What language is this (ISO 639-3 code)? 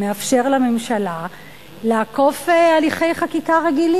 heb